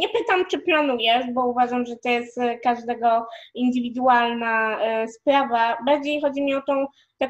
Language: Polish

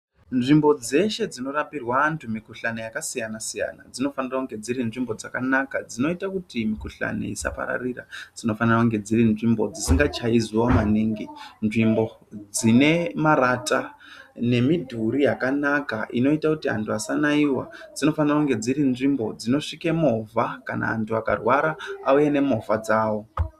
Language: Ndau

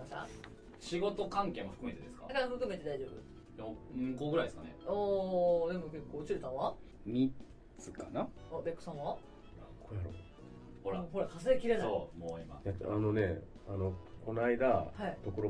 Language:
Japanese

